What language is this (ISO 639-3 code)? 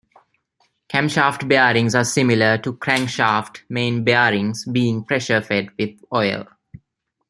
eng